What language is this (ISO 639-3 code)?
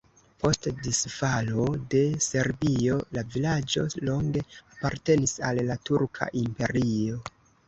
epo